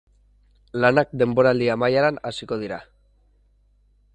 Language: Basque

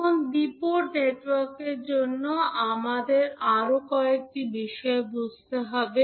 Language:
Bangla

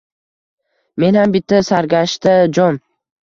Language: Uzbek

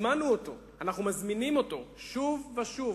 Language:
Hebrew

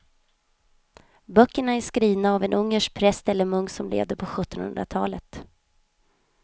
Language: Swedish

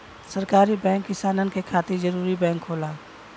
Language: Bhojpuri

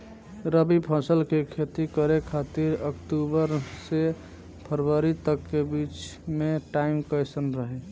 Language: Bhojpuri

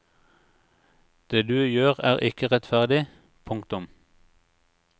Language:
Norwegian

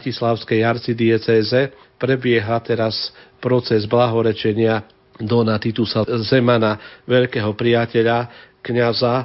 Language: Slovak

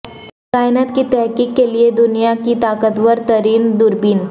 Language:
Urdu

